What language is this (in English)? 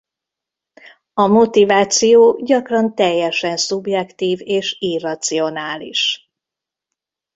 Hungarian